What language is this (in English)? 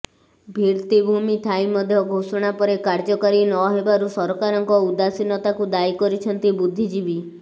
Odia